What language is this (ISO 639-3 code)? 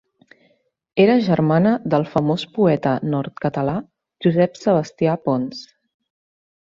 cat